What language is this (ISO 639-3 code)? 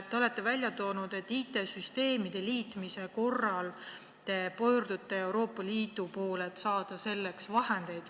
est